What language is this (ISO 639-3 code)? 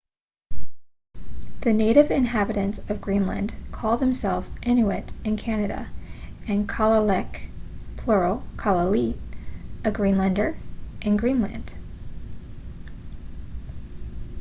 eng